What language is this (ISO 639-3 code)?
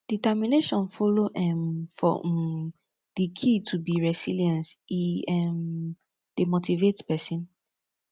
pcm